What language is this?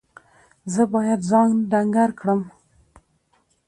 Pashto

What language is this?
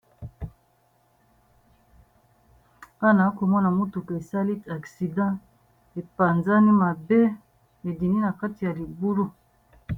Lingala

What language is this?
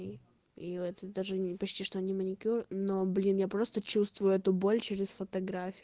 Russian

